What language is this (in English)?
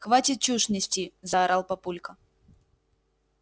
Russian